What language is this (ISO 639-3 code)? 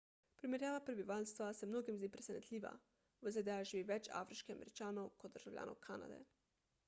slv